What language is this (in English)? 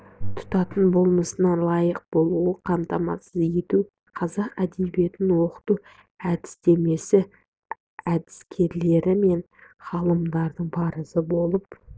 Kazakh